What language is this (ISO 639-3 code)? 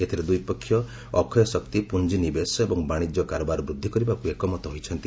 ori